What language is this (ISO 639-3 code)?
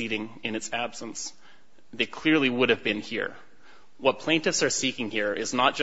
eng